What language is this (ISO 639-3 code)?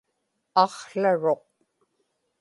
ipk